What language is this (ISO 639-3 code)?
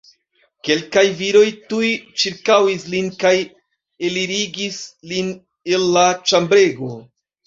epo